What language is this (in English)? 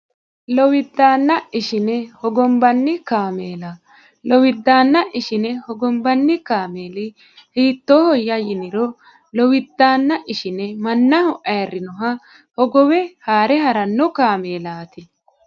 Sidamo